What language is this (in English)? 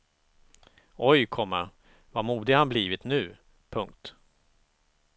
Swedish